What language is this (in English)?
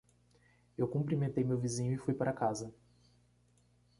Portuguese